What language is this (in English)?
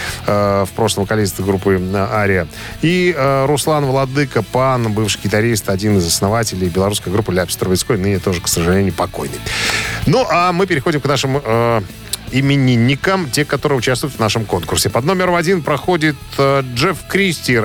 Russian